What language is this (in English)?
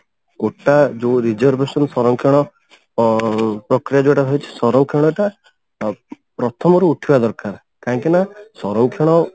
Odia